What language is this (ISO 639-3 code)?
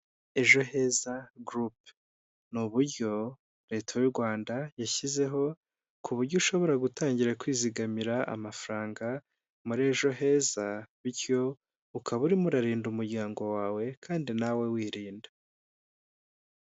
kin